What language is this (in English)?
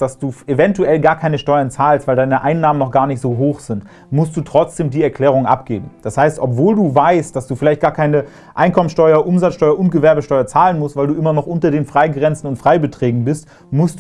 German